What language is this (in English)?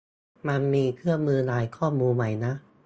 Thai